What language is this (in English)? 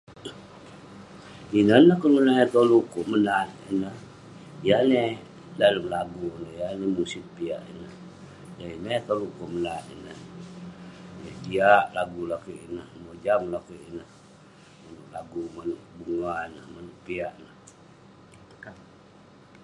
Western Penan